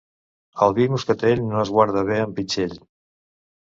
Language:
Catalan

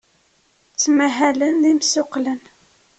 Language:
Kabyle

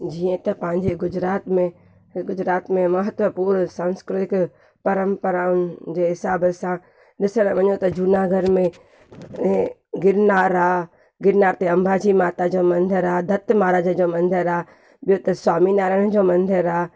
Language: Sindhi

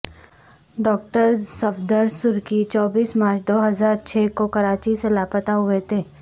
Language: Urdu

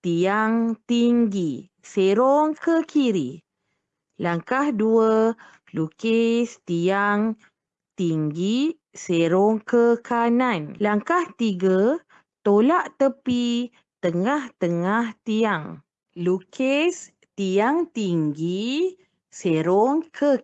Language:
Malay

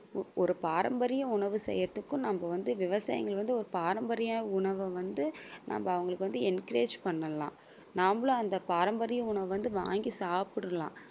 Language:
Tamil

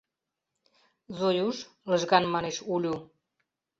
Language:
Mari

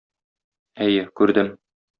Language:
Tatar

